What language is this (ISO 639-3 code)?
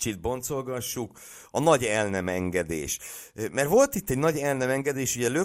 hun